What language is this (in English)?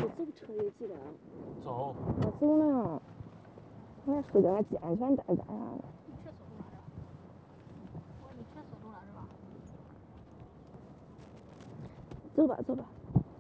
Chinese